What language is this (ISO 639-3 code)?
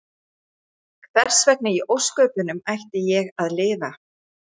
isl